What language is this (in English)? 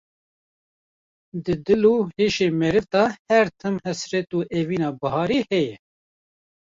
Kurdish